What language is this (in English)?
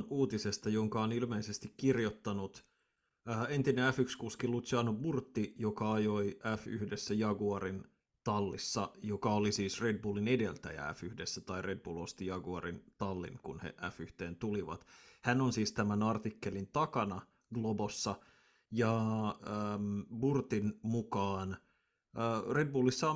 Finnish